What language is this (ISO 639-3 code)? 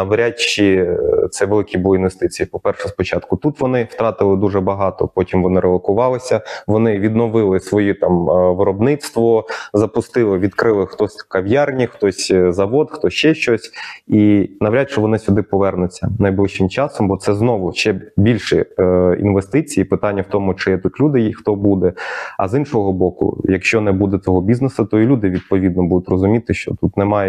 ukr